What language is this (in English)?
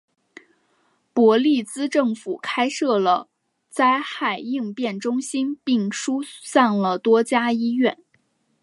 Chinese